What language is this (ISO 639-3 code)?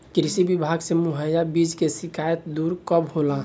bho